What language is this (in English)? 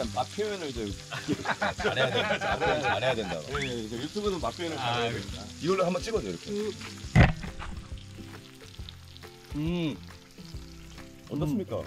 Korean